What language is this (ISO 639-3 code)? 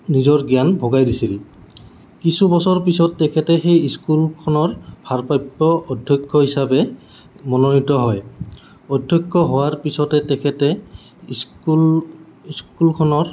asm